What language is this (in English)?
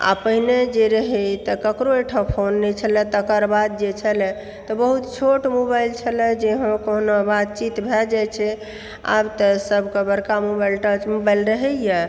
Maithili